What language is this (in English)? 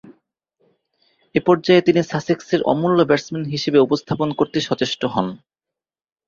Bangla